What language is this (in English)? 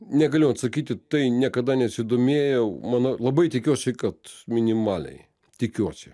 Lithuanian